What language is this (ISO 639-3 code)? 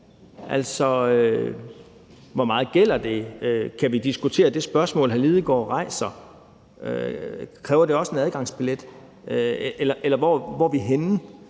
dan